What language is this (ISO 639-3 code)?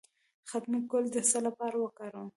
pus